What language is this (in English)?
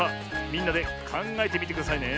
Japanese